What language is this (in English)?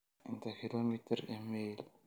Somali